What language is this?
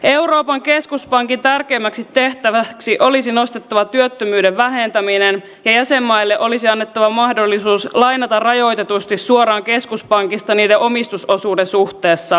Finnish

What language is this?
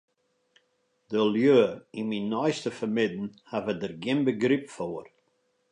Western Frisian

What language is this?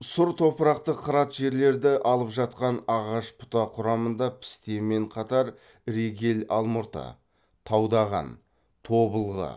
Kazakh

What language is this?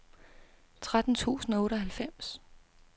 Danish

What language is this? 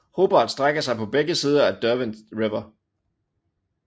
Danish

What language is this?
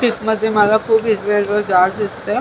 Marathi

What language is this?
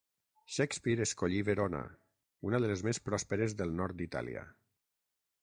Catalan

